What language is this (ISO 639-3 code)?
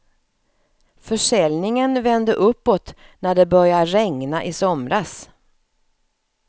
swe